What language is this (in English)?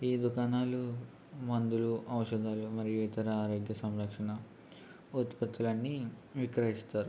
Telugu